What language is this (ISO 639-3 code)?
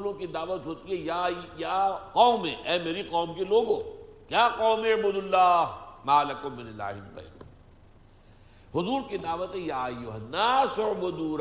urd